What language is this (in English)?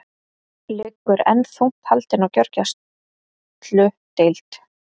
Icelandic